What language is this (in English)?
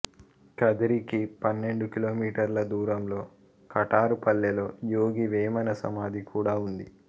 Telugu